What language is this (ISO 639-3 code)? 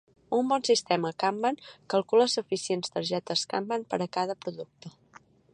cat